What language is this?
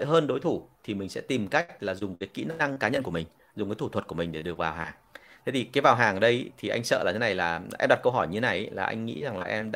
Vietnamese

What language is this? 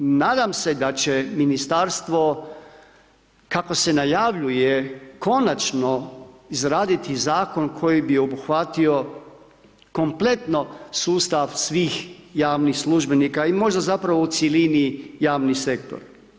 Croatian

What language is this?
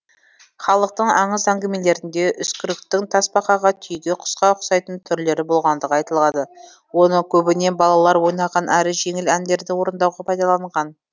Kazakh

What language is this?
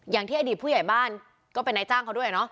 Thai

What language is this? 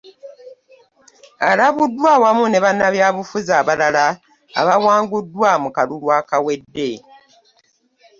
Ganda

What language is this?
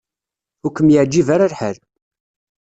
Kabyle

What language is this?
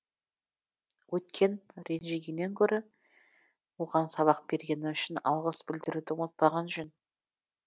Kazakh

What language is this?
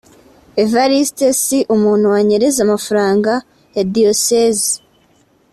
Kinyarwanda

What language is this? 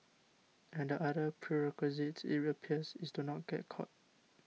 English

